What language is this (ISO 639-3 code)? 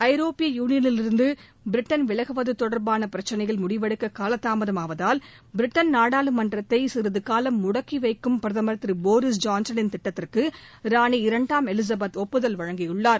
tam